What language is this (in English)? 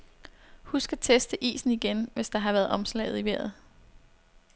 Danish